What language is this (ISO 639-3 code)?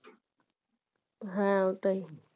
ben